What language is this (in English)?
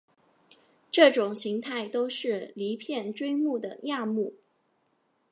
Chinese